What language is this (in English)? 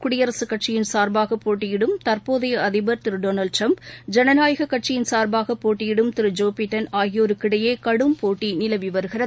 Tamil